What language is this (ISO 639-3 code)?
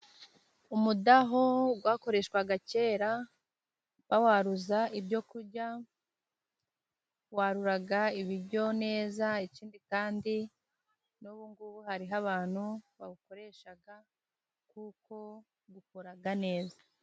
kin